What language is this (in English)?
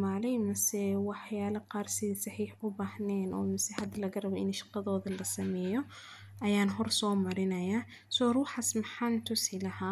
Somali